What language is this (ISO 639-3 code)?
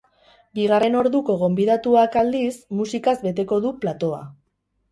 eus